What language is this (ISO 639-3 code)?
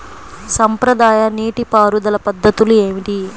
tel